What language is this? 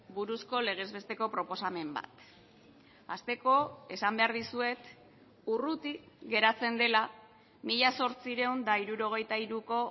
Basque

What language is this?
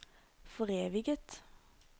Norwegian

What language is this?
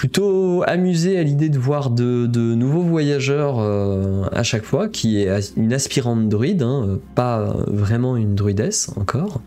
French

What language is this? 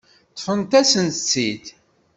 Kabyle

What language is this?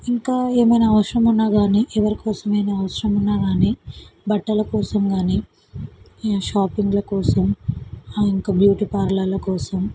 Telugu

